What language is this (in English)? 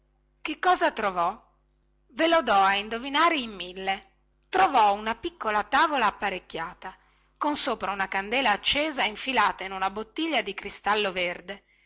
Italian